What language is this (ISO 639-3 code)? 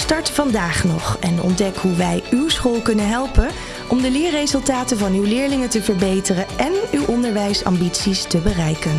nld